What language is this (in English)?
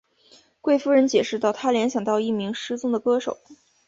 Chinese